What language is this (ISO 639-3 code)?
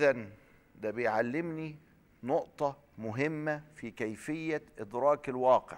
ara